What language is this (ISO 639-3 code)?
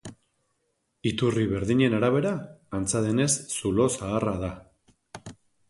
eus